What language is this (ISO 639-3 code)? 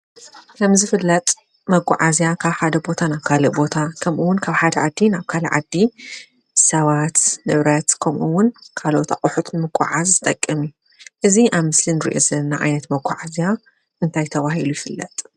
tir